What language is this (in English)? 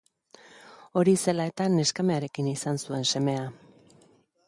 Basque